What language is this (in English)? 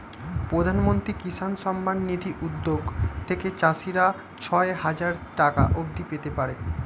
Bangla